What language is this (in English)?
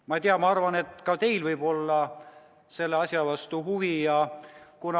Estonian